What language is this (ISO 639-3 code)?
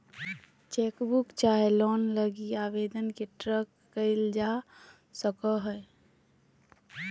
mag